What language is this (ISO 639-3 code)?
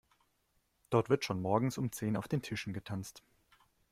deu